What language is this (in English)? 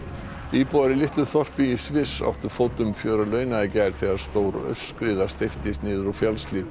Icelandic